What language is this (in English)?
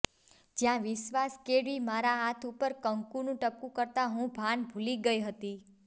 Gujarati